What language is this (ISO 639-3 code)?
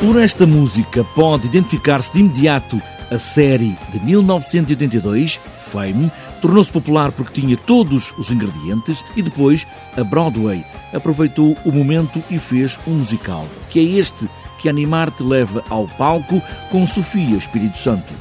por